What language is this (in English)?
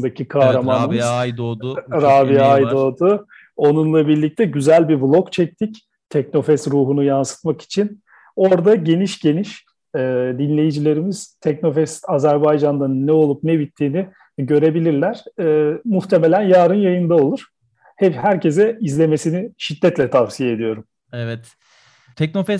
Turkish